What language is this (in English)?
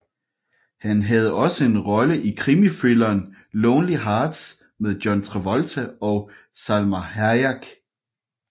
Danish